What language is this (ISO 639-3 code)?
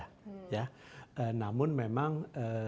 ind